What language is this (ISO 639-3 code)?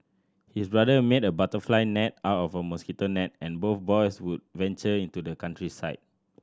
eng